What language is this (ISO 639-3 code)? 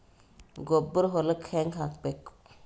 kan